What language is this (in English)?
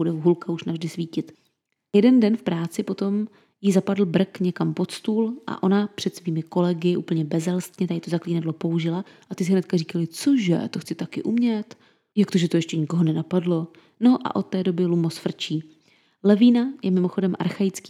Czech